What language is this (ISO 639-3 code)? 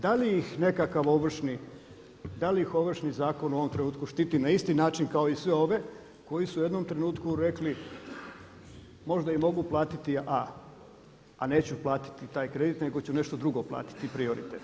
hrv